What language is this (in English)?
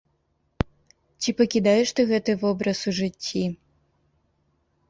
Belarusian